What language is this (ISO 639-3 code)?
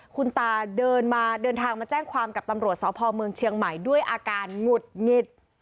tha